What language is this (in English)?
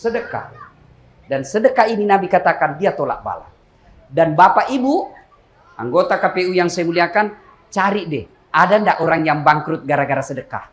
Indonesian